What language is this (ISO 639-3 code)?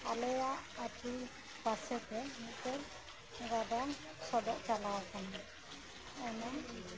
sat